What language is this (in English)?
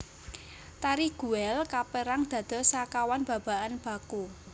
Javanese